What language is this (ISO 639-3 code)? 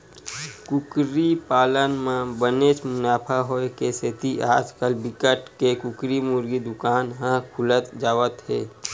hne